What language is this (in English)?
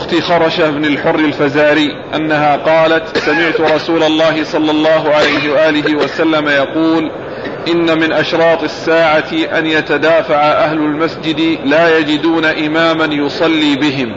Arabic